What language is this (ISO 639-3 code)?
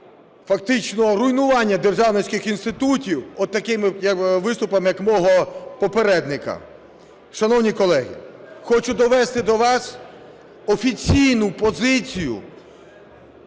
ukr